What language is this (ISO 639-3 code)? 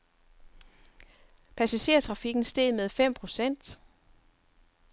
dan